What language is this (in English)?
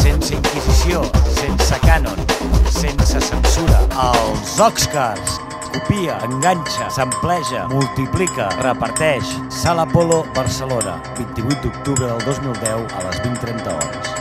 Czech